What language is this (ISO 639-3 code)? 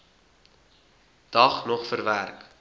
afr